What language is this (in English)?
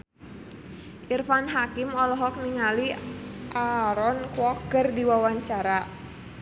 Sundanese